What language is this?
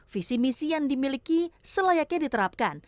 Indonesian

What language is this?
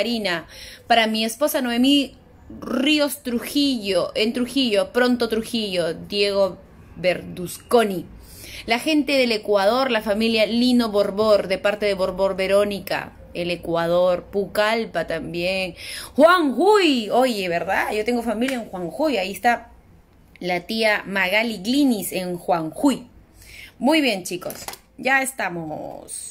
Spanish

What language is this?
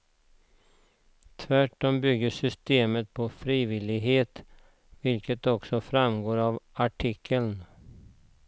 Swedish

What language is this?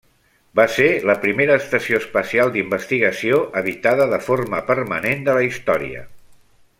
Catalan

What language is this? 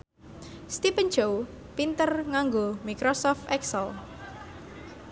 Javanese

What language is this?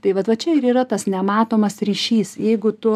Lithuanian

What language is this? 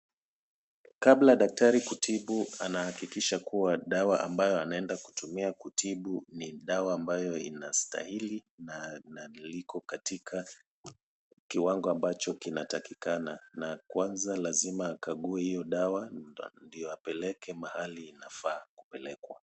Swahili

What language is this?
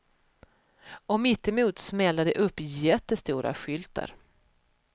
Swedish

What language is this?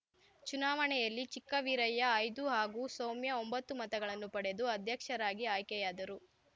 Kannada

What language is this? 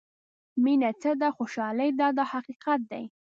Pashto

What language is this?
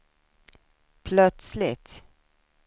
Swedish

